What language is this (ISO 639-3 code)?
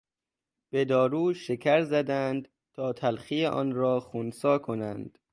fas